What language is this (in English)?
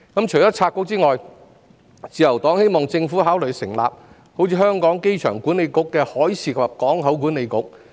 Cantonese